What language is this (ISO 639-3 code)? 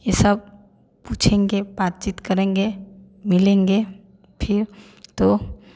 hin